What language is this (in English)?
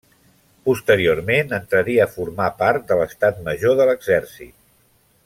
Catalan